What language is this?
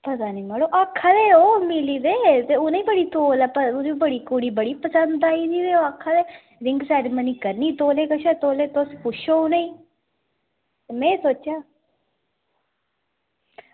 Dogri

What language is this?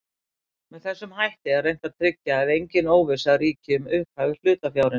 Icelandic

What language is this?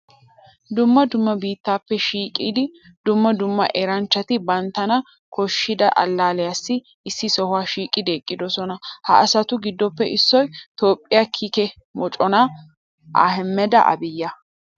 Wolaytta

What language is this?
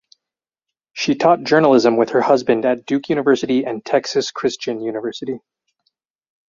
English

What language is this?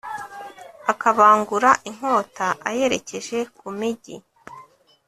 Kinyarwanda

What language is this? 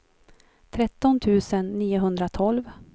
Swedish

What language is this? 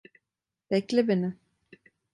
Turkish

